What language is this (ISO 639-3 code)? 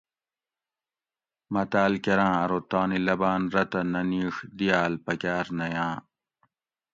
gwc